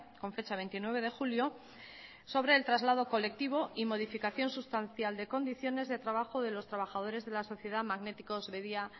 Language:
Spanish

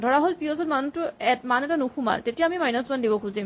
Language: Assamese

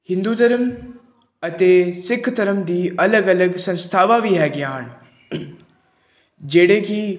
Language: Punjabi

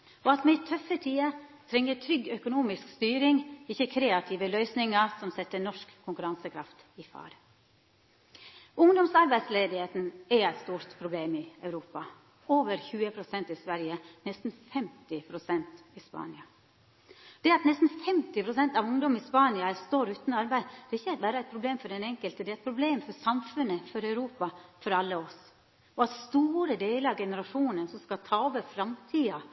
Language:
Norwegian Nynorsk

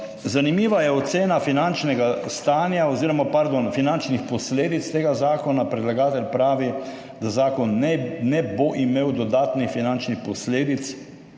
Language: Slovenian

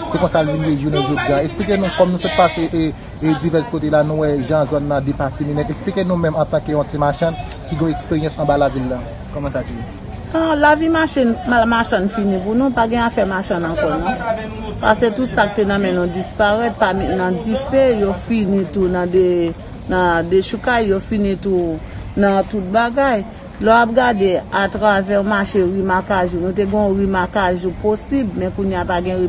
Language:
French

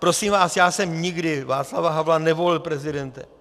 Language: Czech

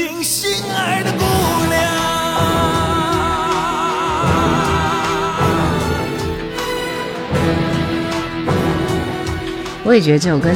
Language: Chinese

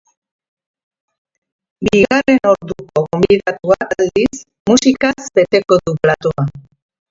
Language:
Basque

